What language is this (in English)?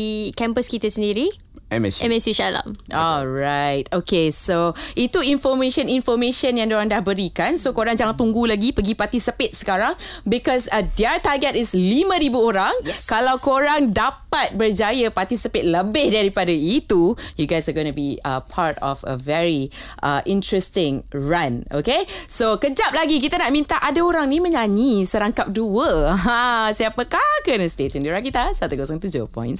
Malay